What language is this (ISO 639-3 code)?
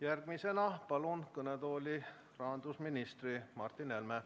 est